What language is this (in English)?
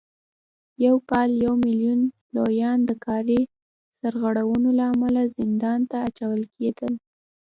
Pashto